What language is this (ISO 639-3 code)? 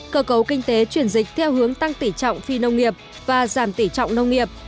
vie